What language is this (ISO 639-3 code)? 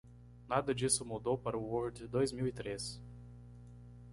por